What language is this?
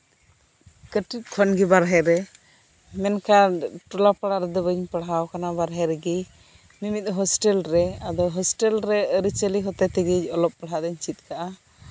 Santali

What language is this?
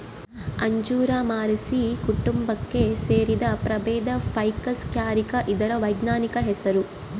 Kannada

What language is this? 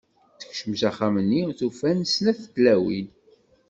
Kabyle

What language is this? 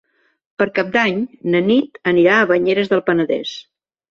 Catalan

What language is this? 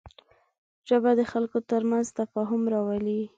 Pashto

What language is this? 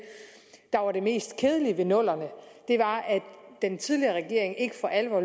Danish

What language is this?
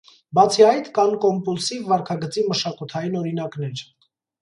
Armenian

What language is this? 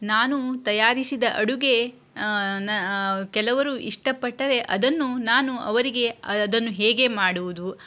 Kannada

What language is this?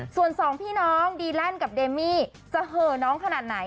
Thai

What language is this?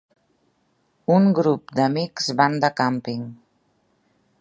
Catalan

